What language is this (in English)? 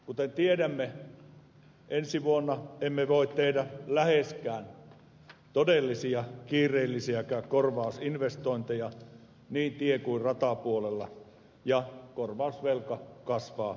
Finnish